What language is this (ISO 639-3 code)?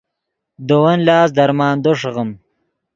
ydg